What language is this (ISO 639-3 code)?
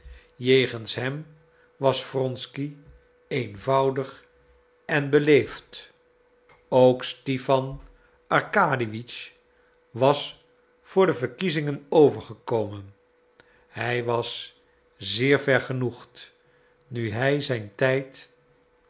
nld